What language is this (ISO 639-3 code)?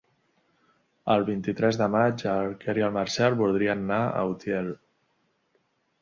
cat